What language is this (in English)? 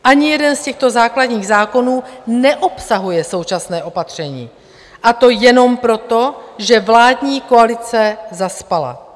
Czech